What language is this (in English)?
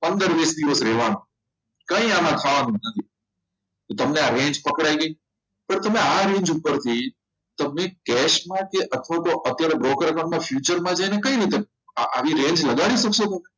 Gujarati